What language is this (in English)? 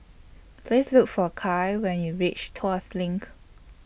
English